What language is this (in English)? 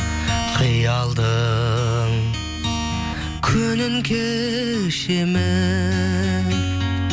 Kazakh